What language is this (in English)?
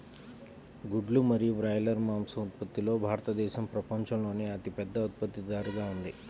Telugu